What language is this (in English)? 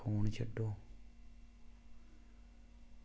Dogri